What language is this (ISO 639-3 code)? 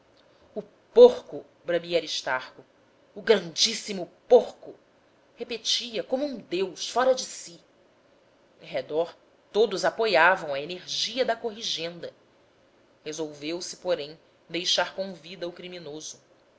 por